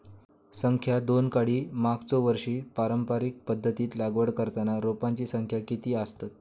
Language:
Marathi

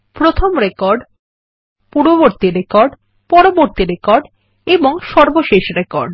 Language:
Bangla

